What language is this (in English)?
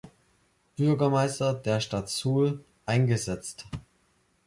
German